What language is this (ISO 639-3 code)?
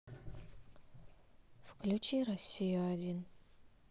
rus